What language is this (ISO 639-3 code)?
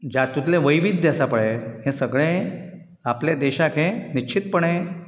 kok